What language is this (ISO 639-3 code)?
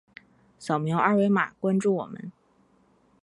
zho